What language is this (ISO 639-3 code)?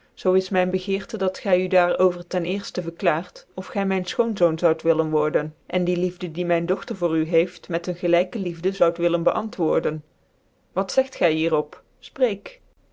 nld